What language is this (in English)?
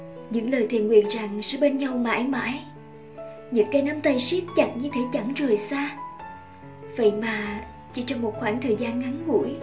Vietnamese